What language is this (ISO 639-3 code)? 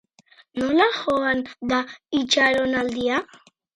eus